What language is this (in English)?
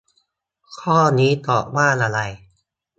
Thai